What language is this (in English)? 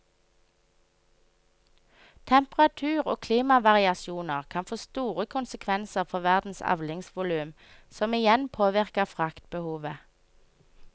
Norwegian